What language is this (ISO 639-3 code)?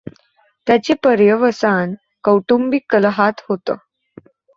mar